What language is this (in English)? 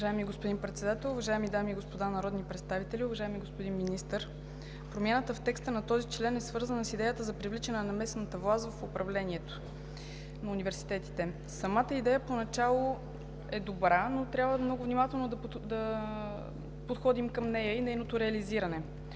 Bulgarian